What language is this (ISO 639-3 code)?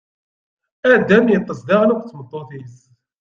kab